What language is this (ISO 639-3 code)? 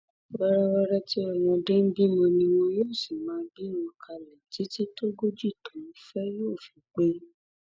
yor